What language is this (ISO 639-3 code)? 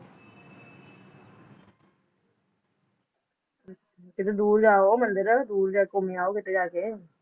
pan